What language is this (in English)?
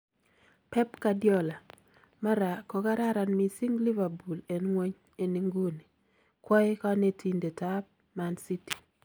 Kalenjin